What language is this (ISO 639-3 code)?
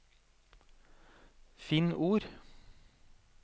nor